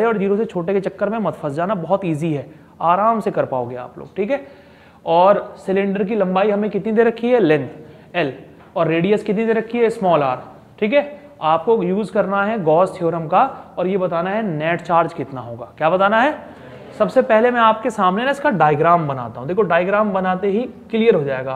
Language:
Hindi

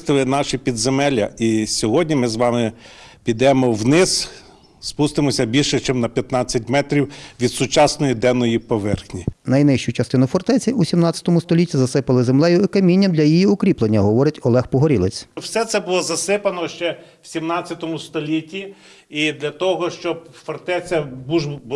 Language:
Ukrainian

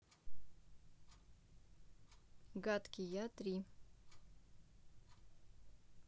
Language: Russian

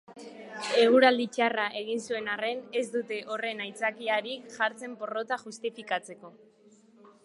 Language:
Basque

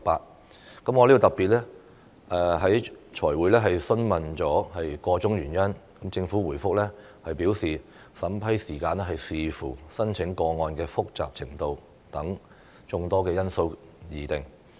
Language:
Cantonese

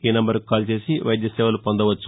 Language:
Telugu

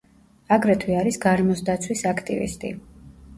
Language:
Georgian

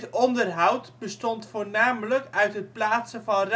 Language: Dutch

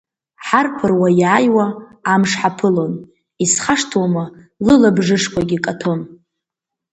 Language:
Abkhazian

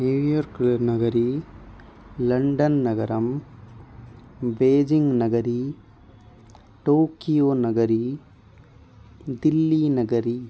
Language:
Sanskrit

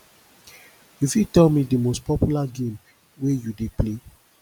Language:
Nigerian Pidgin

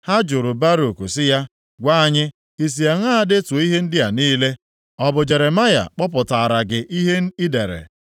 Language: Igbo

